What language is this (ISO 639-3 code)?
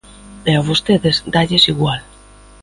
glg